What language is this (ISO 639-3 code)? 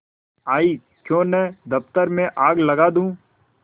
hin